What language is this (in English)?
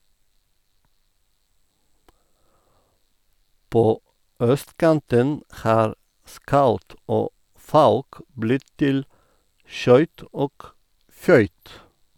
Norwegian